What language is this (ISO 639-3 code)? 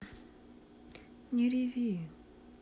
rus